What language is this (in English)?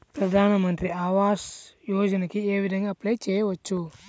Telugu